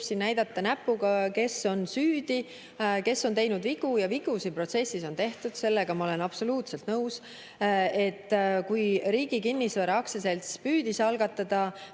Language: Estonian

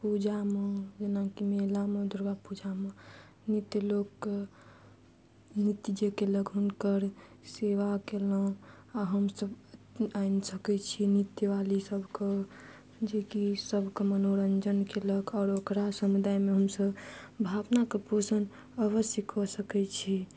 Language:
Maithili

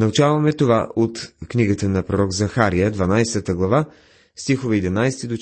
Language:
Bulgarian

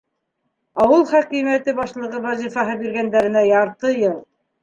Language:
Bashkir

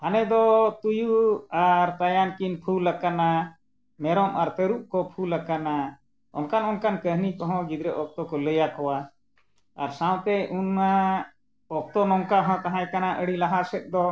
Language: Santali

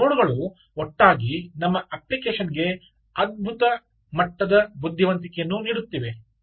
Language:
Kannada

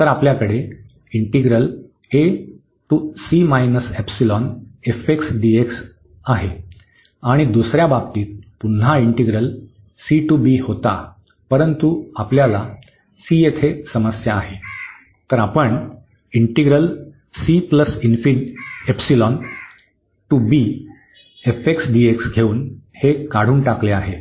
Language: Marathi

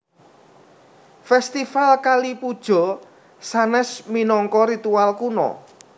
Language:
Javanese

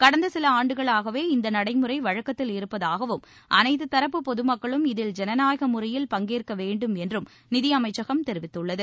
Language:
Tamil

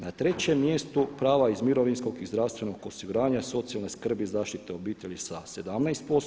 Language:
Croatian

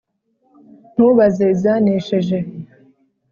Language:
Kinyarwanda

